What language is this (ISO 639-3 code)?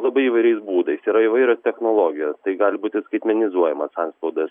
lit